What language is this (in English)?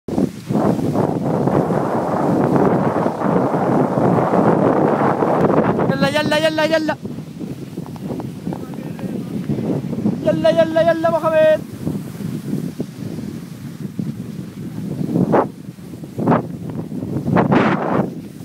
Vietnamese